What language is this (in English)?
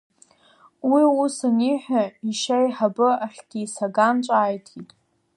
Abkhazian